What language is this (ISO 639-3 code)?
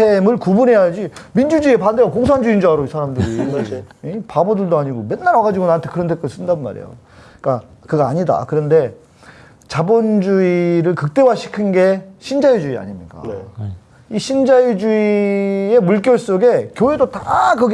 kor